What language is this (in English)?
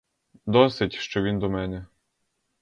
Ukrainian